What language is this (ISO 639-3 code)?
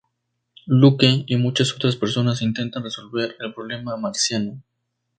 spa